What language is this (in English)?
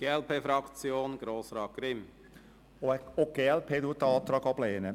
Swiss German